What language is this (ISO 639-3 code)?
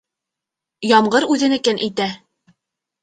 bak